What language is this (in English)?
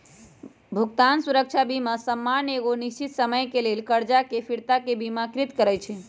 Magahi